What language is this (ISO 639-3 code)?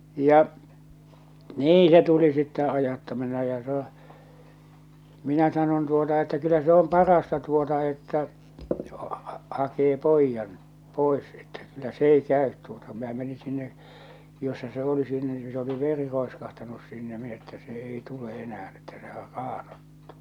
fin